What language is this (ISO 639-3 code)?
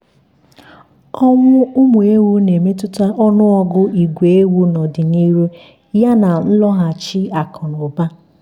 ibo